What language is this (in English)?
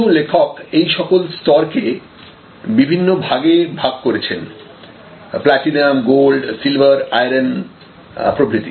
Bangla